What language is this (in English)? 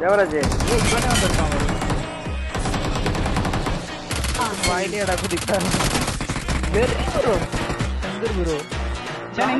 Turkish